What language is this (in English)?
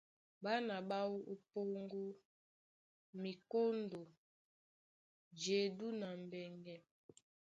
Duala